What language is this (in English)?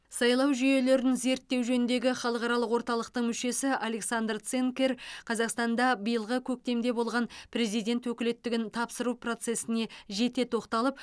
Kazakh